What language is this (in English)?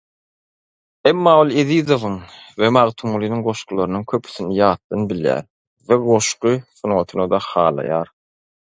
Turkmen